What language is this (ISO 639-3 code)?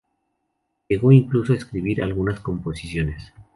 spa